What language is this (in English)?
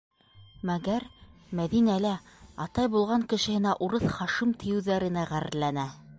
Bashkir